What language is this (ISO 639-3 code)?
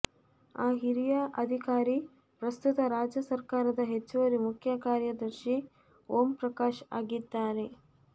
kan